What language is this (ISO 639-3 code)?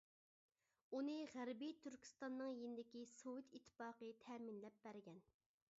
uig